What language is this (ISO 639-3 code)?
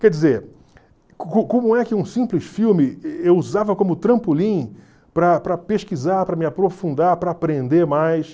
por